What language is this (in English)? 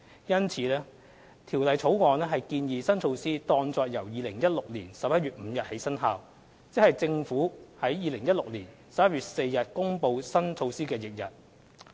Cantonese